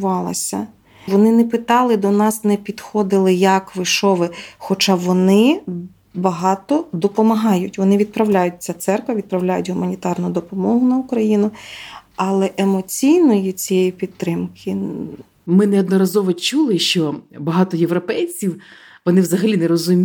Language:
Ukrainian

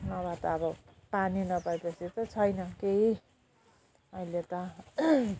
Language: Nepali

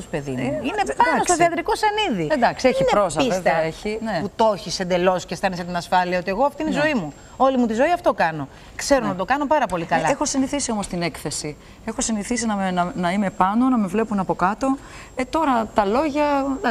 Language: Greek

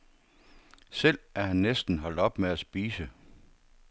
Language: Danish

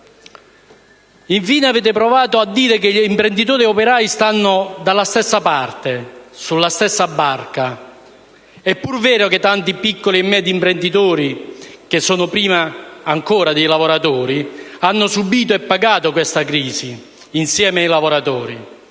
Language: Italian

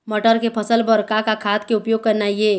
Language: Chhattisgarhi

